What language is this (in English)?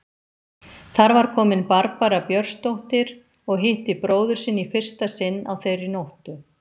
Icelandic